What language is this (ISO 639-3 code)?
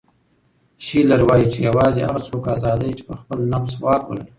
pus